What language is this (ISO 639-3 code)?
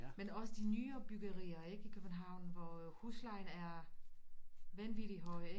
dan